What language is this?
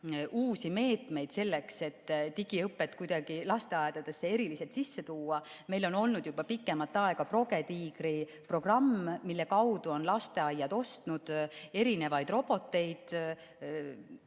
Estonian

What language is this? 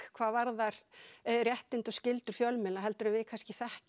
Icelandic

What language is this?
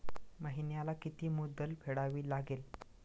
Marathi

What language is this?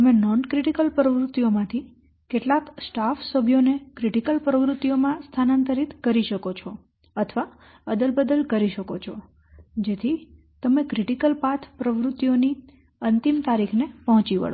Gujarati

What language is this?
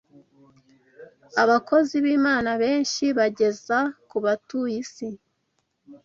Kinyarwanda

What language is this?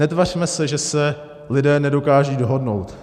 Czech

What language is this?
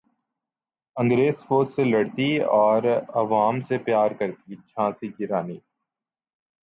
Urdu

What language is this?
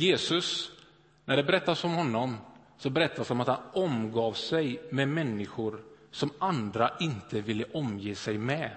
Swedish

